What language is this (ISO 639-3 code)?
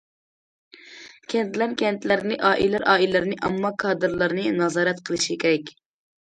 uig